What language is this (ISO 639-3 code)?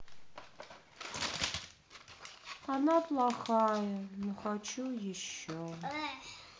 rus